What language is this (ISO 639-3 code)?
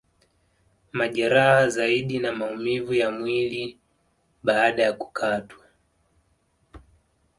swa